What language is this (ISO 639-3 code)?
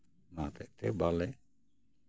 sat